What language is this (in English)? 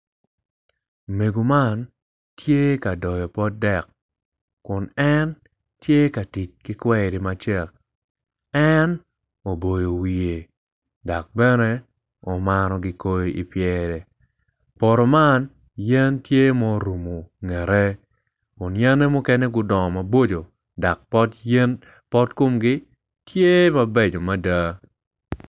Acoli